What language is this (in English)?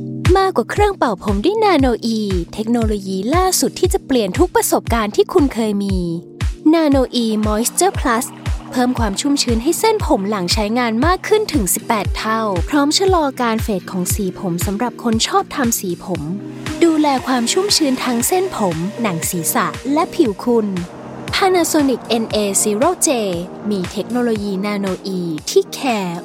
Thai